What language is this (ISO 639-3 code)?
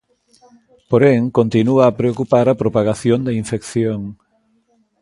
glg